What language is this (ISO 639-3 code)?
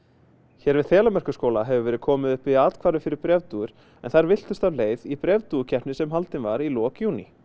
isl